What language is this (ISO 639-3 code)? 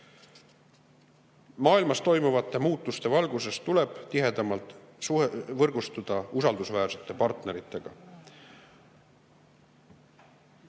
est